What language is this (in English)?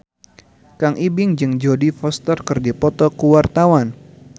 Sundanese